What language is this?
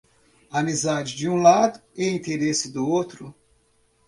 Portuguese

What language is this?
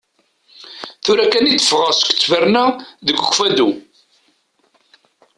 Kabyle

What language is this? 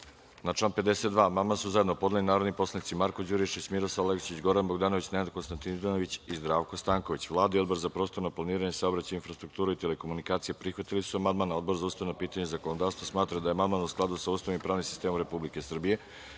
Serbian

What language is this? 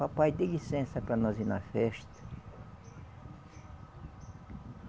Portuguese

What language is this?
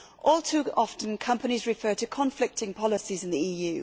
English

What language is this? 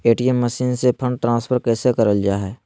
Magahi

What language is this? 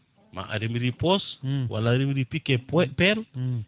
Fula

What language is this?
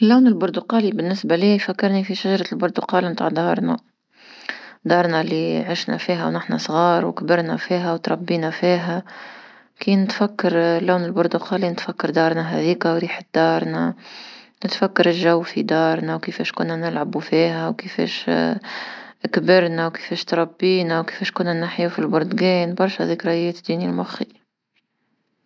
Tunisian Arabic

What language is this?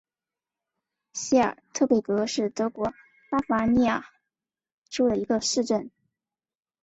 Chinese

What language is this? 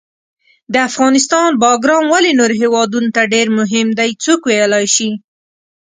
Pashto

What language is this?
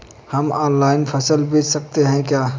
Hindi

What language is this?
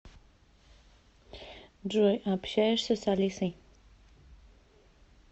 Russian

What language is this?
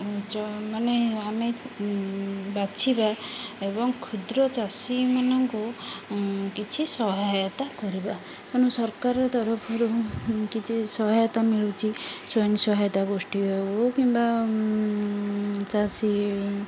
Odia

